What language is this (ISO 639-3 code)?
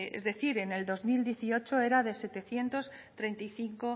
spa